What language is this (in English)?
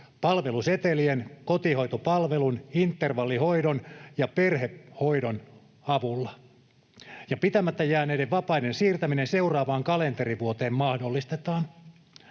Finnish